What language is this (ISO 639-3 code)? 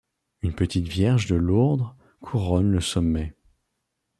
fra